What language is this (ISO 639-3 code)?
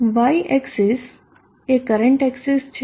guj